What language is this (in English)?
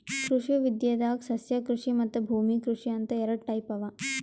Kannada